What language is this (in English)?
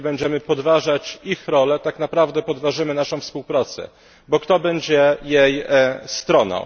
Polish